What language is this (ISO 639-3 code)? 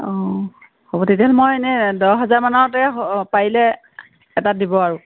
asm